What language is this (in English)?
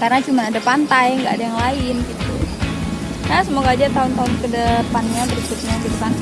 Indonesian